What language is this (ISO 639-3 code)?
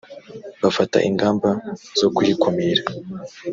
kin